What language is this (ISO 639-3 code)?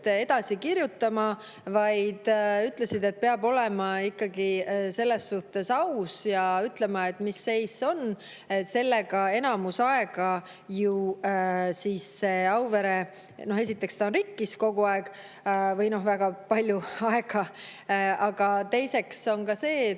est